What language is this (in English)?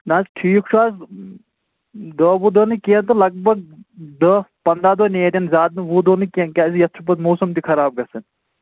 Kashmiri